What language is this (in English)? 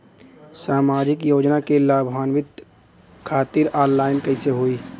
Bhojpuri